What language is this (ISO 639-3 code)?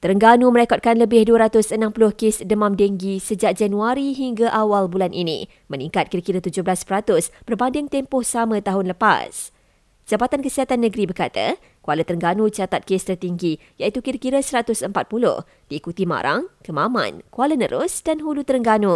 msa